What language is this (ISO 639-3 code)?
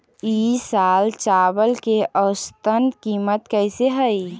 mag